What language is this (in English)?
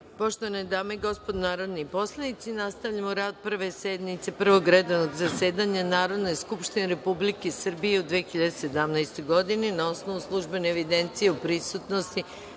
Serbian